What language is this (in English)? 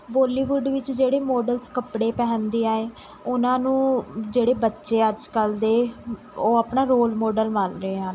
Punjabi